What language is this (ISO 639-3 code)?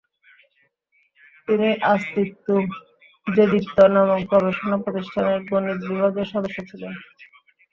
ben